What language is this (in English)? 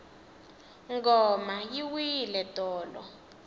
Tsonga